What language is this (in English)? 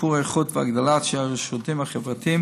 Hebrew